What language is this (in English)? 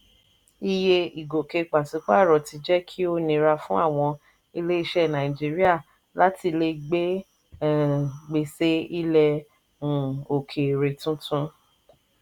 Yoruba